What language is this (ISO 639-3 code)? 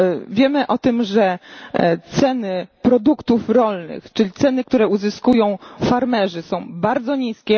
pol